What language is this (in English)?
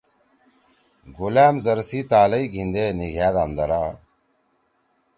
Torwali